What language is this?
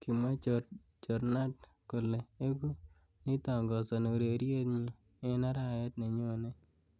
Kalenjin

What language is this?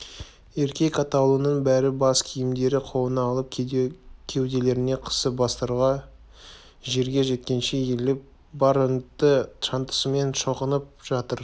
Kazakh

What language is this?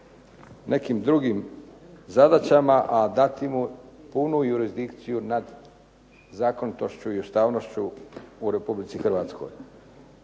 Croatian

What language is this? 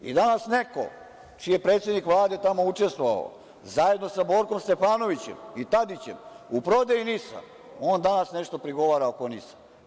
Serbian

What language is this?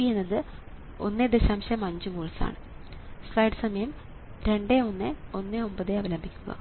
Malayalam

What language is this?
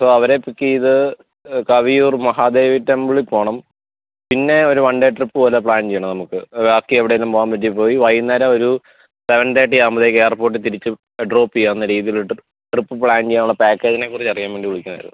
Malayalam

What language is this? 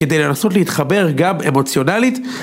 Hebrew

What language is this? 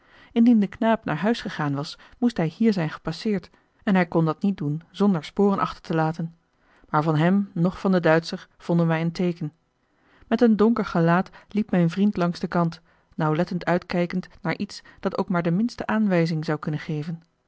Dutch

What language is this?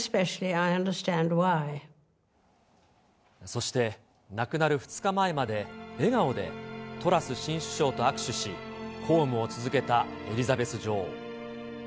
Japanese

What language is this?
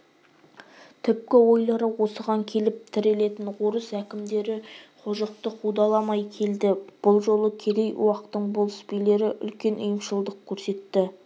Kazakh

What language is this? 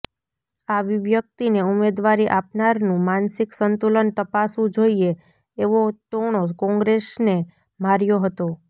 Gujarati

